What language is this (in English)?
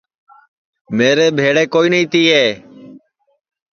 Sansi